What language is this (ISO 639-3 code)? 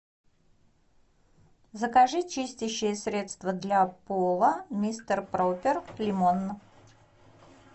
rus